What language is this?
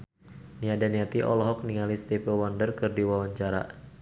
Sundanese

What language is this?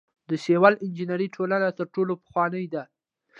Pashto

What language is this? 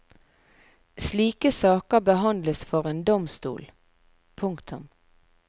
Norwegian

